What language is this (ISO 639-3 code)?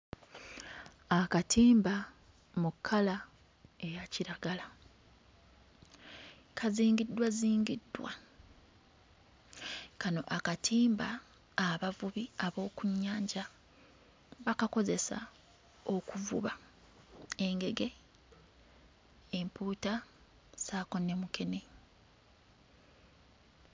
lug